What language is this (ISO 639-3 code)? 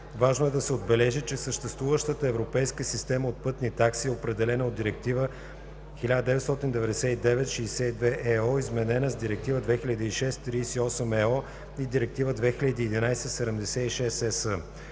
bul